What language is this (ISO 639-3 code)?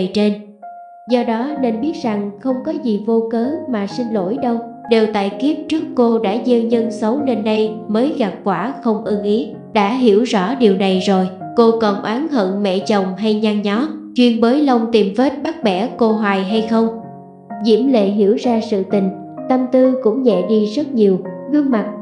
vie